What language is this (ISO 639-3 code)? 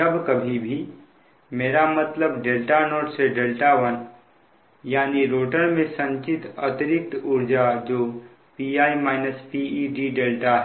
hin